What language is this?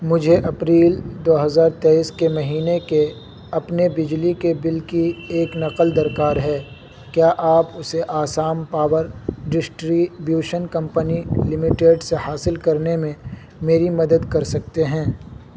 Urdu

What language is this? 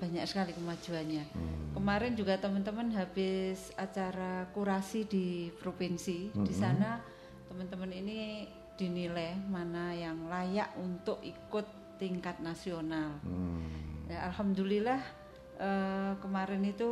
Indonesian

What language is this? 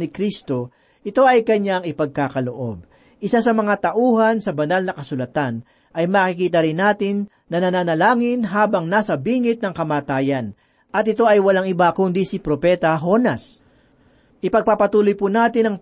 Filipino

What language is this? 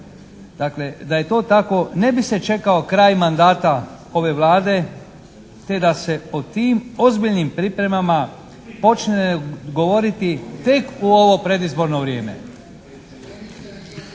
Croatian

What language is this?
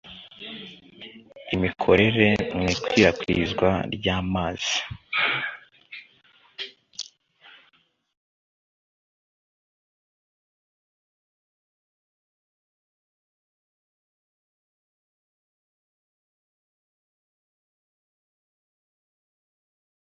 Kinyarwanda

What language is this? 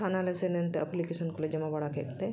Santali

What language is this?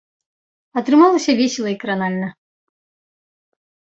Belarusian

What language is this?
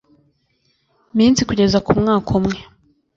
Kinyarwanda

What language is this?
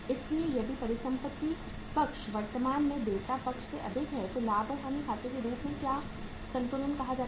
Hindi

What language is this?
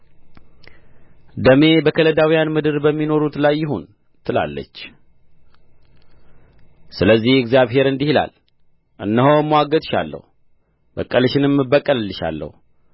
Amharic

